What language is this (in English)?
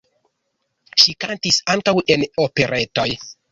Esperanto